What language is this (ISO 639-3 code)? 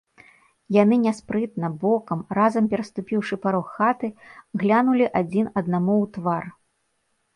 bel